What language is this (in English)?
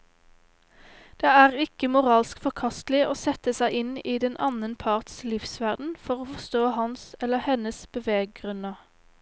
Norwegian